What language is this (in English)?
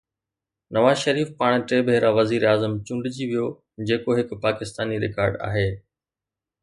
Sindhi